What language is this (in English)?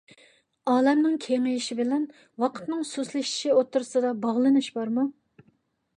Uyghur